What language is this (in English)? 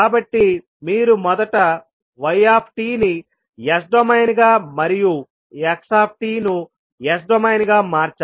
Telugu